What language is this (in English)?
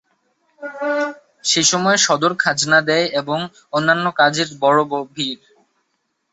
Bangla